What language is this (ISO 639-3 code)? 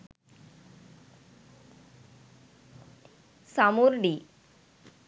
sin